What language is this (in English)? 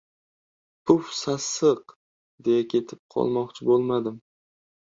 Uzbek